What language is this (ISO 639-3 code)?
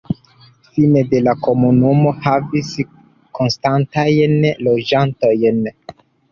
epo